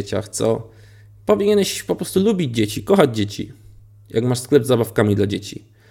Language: Polish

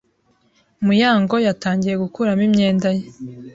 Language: Kinyarwanda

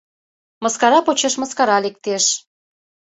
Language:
Mari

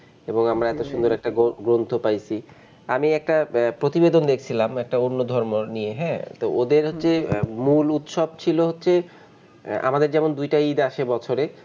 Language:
Bangla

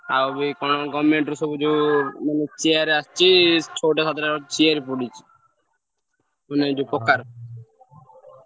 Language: Odia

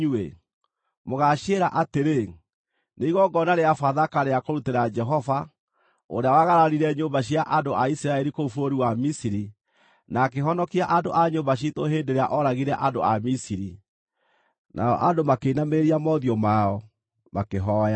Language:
Kikuyu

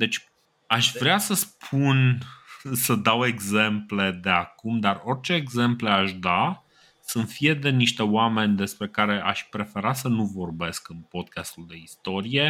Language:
Romanian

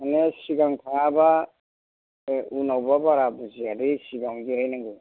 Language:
Bodo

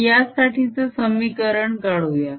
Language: Marathi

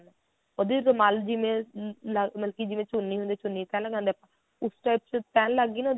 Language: Punjabi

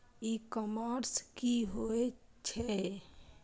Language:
Maithili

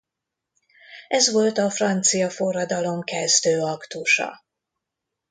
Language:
Hungarian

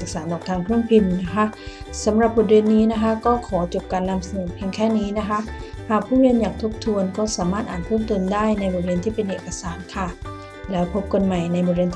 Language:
Thai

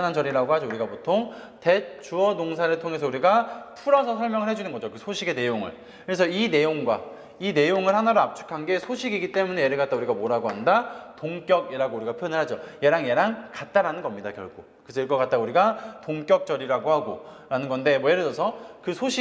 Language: Korean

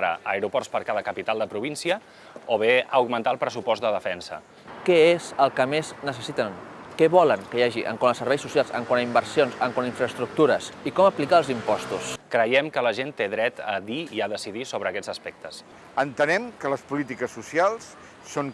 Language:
Catalan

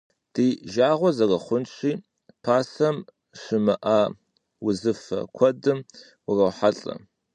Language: Kabardian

